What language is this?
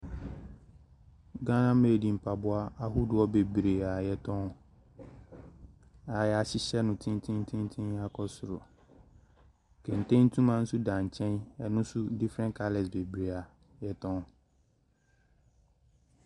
Akan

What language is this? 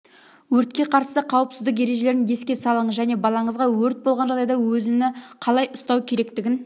Kazakh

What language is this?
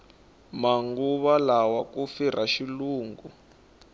Tsonga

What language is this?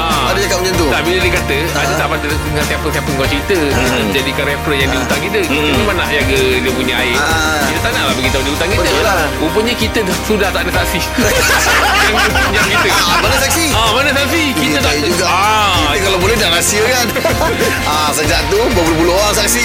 Malay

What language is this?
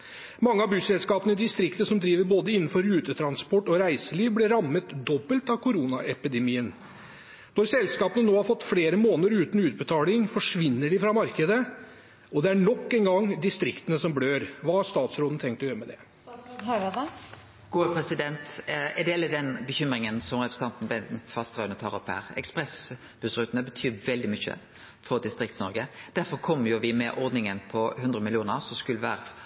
Norwegian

